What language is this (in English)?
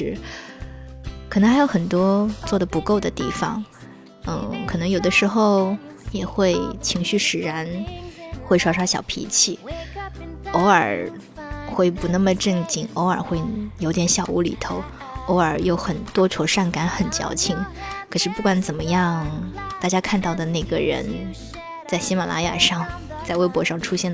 Chinese